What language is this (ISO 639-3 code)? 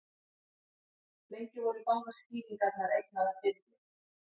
isl